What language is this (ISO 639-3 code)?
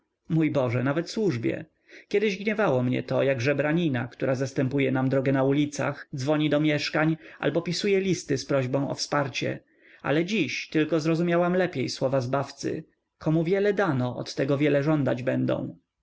pol